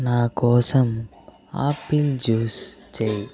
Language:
Telugu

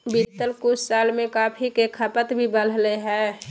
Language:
Magahi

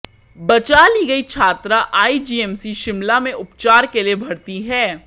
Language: Hindi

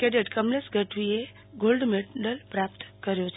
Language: Gujarati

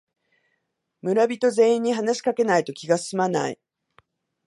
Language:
Japanese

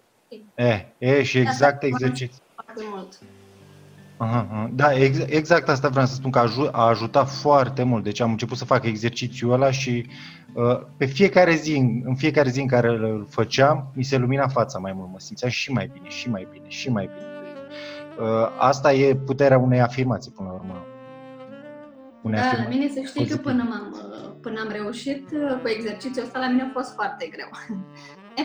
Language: Romanian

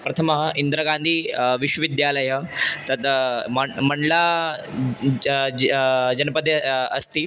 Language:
Sanskrit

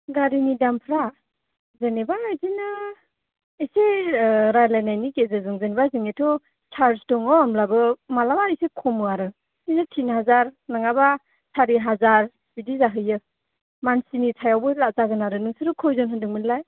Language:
Bodo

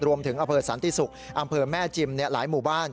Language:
Thai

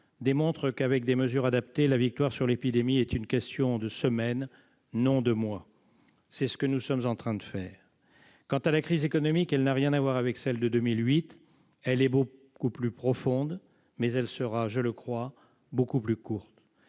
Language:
French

